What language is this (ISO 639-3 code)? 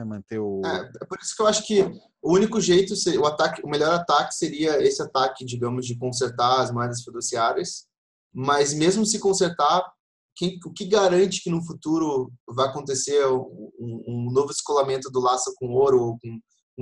por